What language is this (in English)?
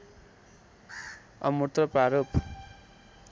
Nepali